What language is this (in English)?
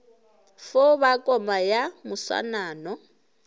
Northern Sotho